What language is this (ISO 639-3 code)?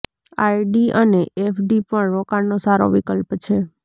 guj